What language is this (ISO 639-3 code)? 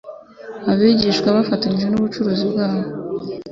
kin